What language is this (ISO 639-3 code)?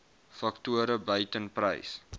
afr